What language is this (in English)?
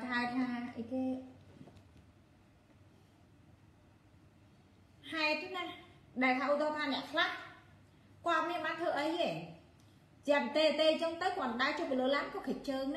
Vietnamese